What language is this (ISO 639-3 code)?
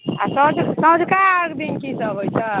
mai